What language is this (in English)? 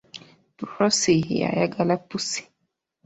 Ganda